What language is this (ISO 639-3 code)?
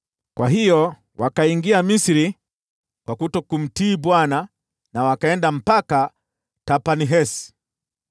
swa